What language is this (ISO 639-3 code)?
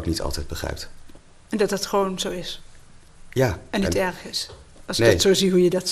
nld